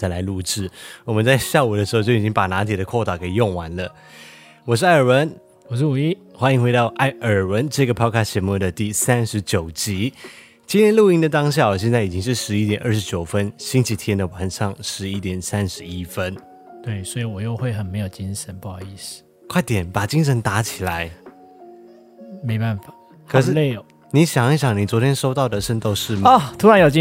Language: Chinese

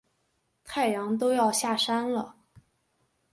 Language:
Chinese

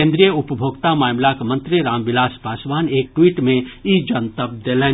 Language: Maithili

